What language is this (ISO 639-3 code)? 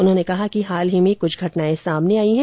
hin